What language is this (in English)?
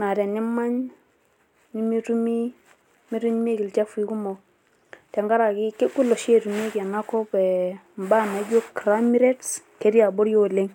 Masai